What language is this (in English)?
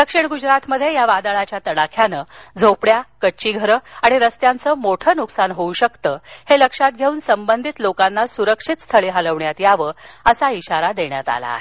Marathi